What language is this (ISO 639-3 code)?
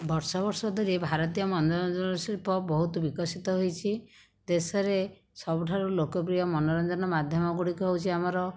ori